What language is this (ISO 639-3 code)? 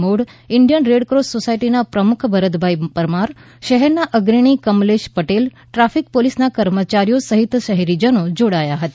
guj